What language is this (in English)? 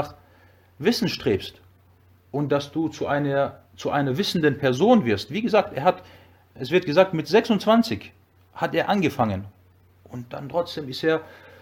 German